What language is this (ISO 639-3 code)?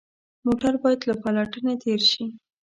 pus